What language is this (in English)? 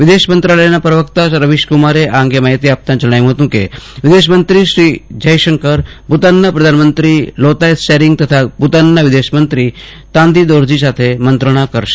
Gujarati